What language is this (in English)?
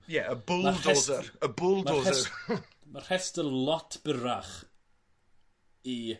Welsh